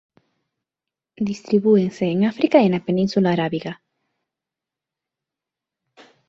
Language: Galician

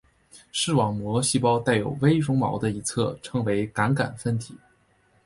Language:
Chinese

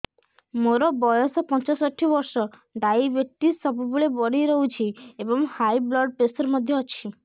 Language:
Odia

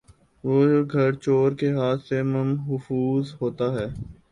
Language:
Urdu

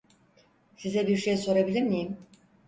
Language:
Turkish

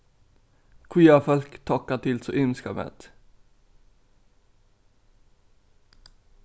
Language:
Faroese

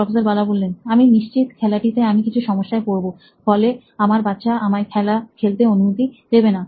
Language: Bangla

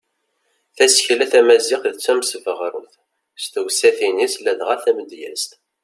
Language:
Kabyle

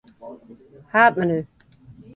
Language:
Western Frisian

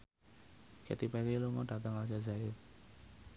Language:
Javanese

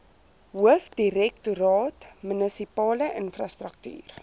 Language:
Afrikaans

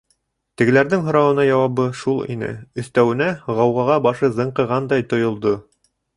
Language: Bashkir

